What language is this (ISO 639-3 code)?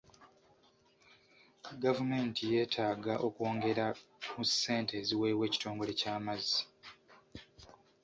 lug